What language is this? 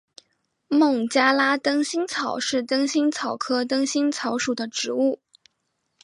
Chinese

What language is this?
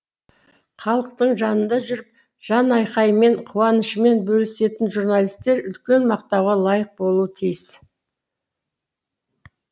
Kazakh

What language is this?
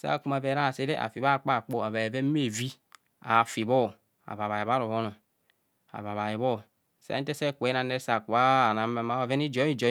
Kohumono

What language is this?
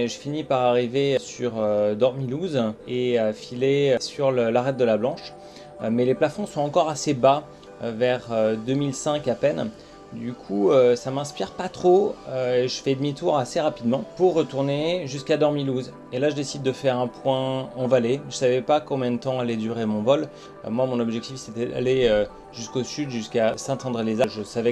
French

